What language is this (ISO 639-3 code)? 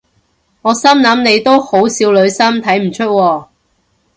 yue